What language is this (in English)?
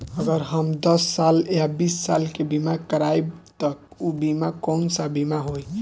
Bhojpuri